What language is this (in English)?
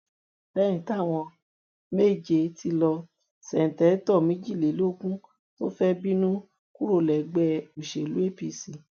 Yoruba